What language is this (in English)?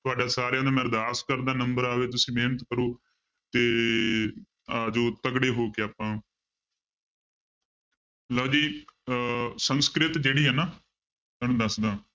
Punjabi